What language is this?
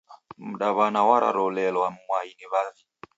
Taita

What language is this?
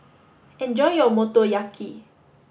English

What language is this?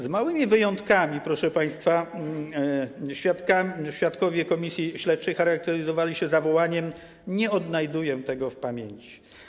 Polish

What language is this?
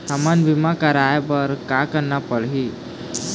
Chhattisgarhi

